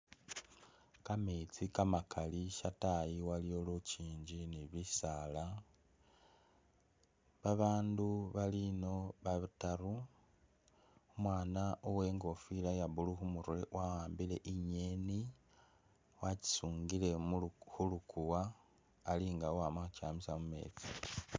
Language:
Masaaba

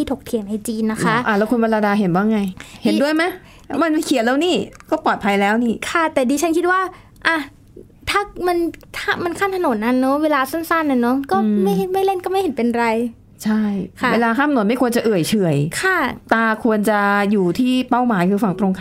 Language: Thai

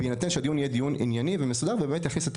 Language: Hebrew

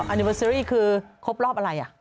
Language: Thai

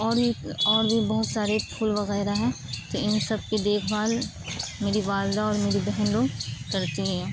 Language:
Urdu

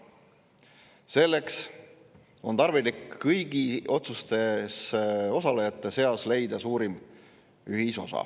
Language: Estonian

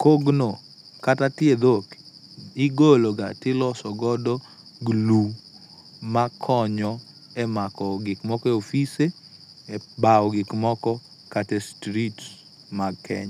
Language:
Luo (Kenya and Tanzania)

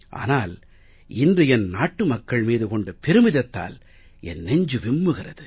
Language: Tamil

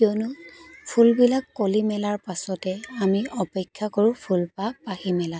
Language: Assamese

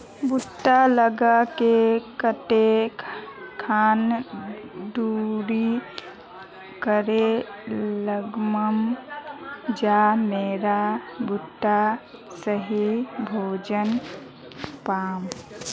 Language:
Magahi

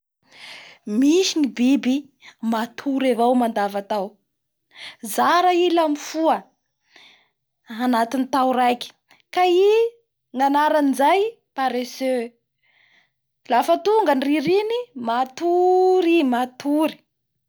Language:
Bara Malagasy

